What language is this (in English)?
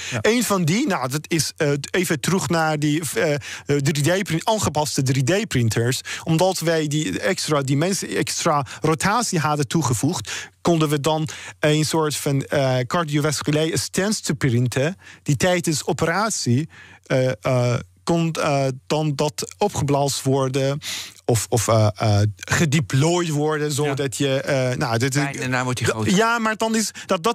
Dutch